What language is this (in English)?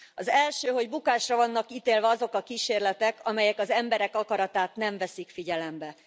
Hungarian